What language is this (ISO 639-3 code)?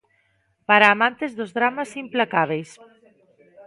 glg